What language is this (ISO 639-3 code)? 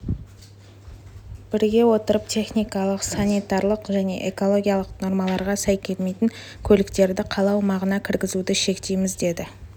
kaz